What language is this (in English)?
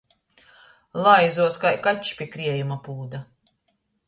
Latgalian